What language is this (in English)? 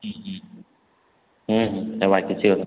Odia